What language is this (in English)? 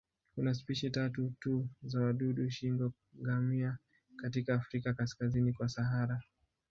Swahili